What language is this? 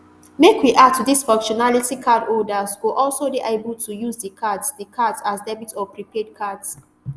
Nigerian Pidgin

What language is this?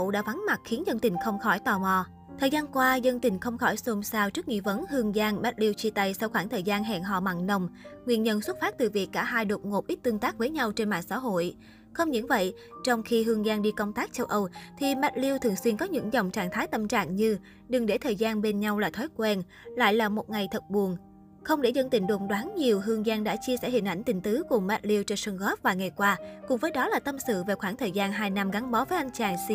Vietnamese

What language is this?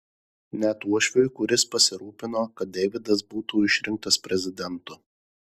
Lithuanian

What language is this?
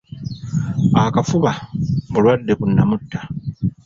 Ganda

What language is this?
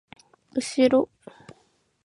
Japanese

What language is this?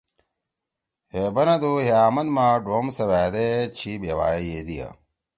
Torwali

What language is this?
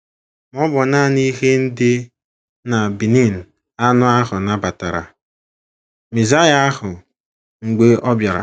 Igbo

